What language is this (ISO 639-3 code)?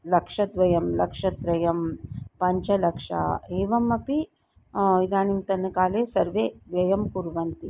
san